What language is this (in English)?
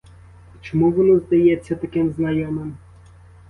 Ukrainian